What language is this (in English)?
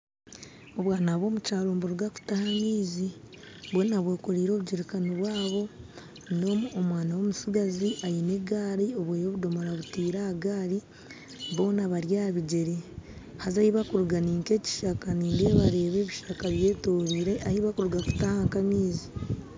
Nyankole